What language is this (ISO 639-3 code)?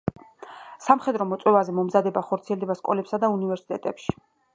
kat